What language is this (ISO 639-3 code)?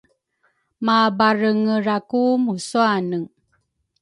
dru